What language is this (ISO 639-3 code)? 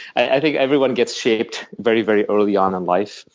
eng